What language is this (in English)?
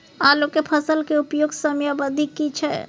Maithili